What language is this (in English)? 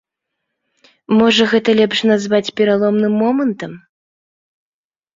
Belarusian